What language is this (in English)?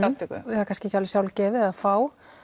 Icelandic